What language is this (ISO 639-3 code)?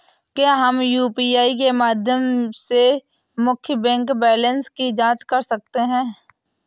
hin